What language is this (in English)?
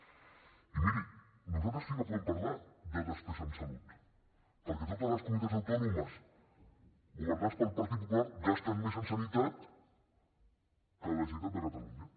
Catalan